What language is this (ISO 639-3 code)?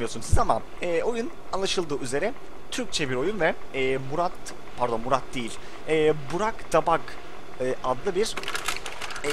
tur